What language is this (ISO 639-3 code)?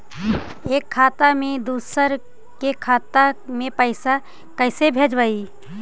mag